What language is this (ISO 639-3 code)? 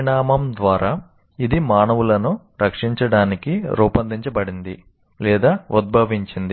tel